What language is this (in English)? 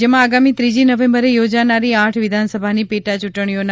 Gujarati